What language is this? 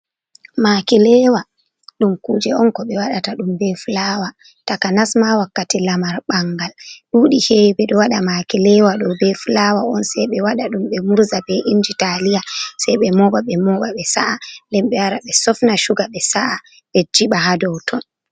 Fula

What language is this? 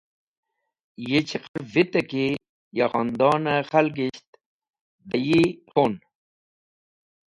Wakhi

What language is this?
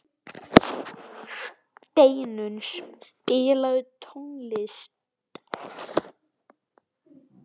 Icelandic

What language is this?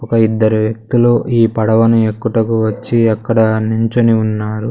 Telugu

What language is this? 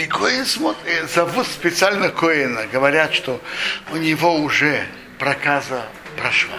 Russian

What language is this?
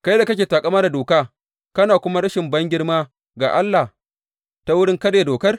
Hausa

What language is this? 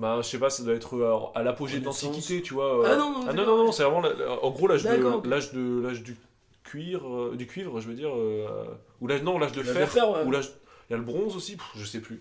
French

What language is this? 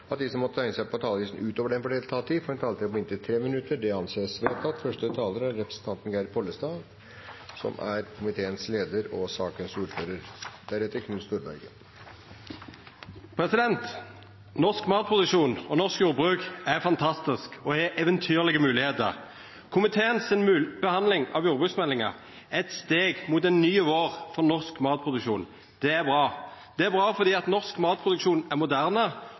Norwegian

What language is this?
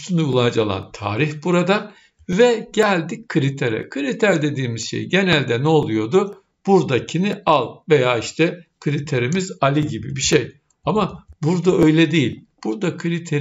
Turkish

